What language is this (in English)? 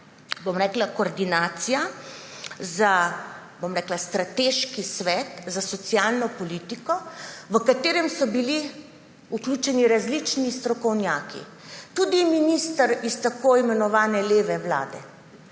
Slovenian